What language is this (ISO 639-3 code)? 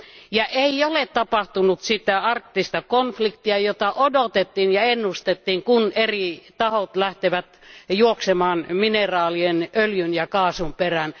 fin